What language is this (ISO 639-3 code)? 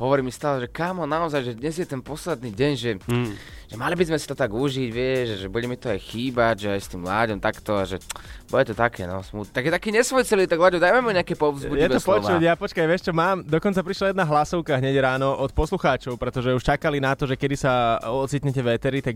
slk